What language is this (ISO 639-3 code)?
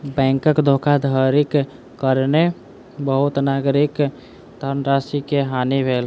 mai